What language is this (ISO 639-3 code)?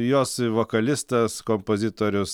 lit